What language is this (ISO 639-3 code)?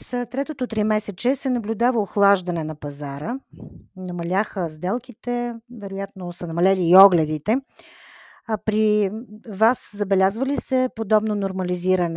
bul